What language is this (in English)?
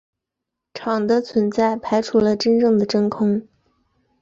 Chinese